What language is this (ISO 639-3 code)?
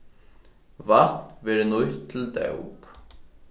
fao